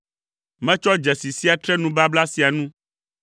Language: Ewe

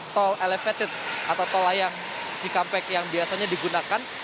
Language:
Indonesian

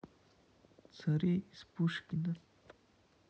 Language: Russian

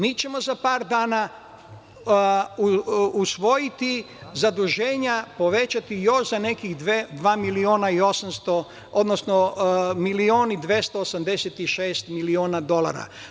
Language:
Serbian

